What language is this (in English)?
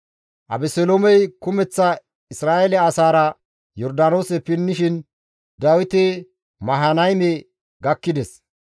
Gamo